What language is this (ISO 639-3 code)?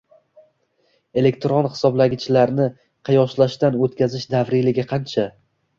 uzb